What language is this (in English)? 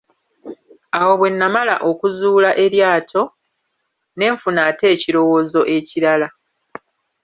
Ganda